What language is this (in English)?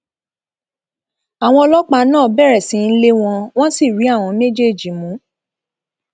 Yoruba